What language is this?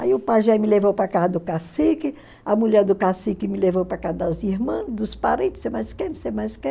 Portuguese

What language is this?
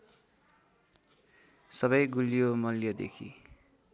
Nepali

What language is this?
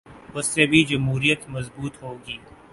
Urdu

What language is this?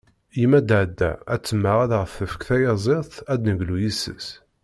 Kabyle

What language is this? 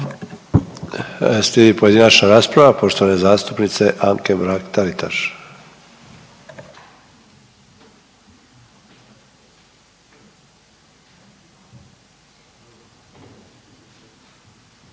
Croatian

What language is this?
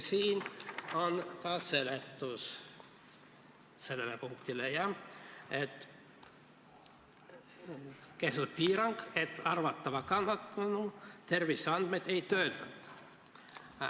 Estonian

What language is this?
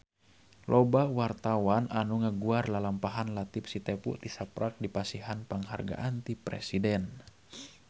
Sundanese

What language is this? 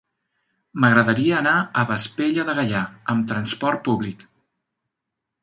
Catalan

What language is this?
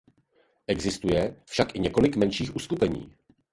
Czech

